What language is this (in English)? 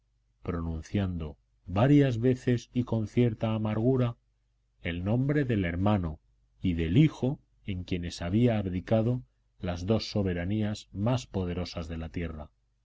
Spanish